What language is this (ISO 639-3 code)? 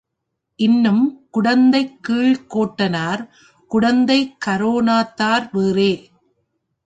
tam